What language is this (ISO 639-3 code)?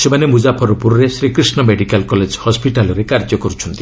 ori